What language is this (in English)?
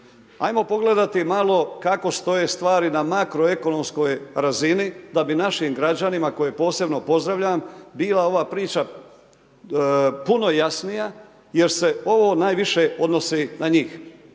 Croatian